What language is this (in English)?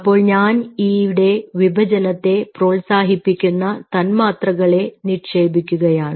Malayalam